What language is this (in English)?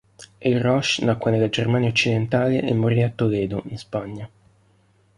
Italian